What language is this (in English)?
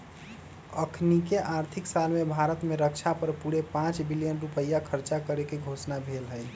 Magahi